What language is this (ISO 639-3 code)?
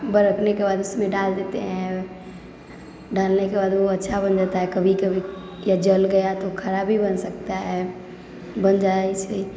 mai